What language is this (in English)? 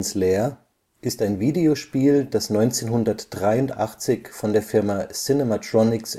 German